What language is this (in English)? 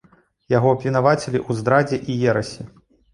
Belarusian